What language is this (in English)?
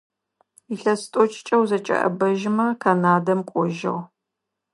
Adyghe